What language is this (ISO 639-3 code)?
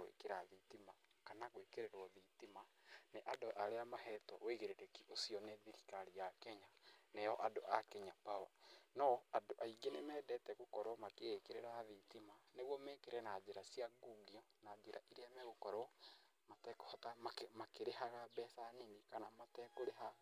kik